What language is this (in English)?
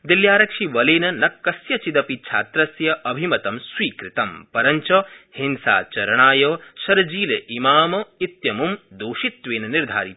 Sanskrit